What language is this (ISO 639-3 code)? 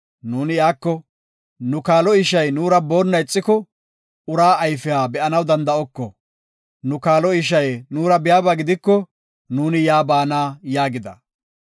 gof